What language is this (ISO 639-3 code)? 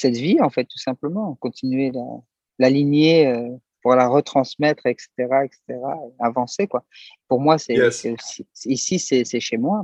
fra